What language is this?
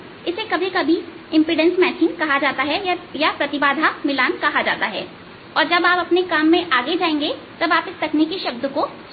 Hindi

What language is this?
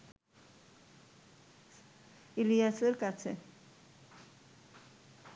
Bangla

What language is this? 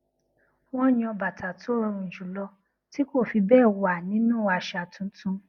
Yoruba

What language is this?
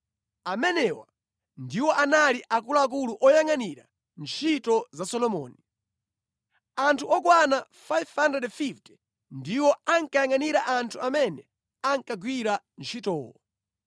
Nyanja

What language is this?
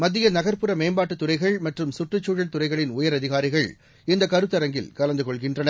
Tamil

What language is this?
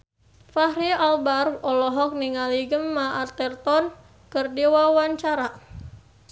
Sundanese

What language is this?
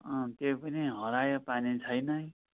Nepali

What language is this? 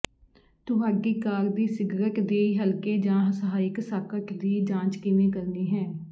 Punjabi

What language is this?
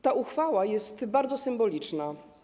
Polish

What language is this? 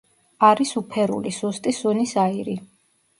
Georgian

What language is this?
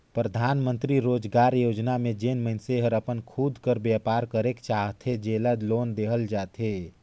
Chhattisgarhi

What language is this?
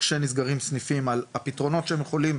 Hebrew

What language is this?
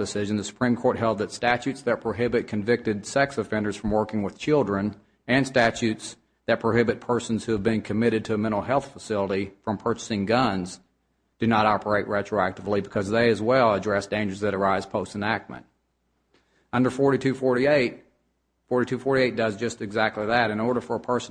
English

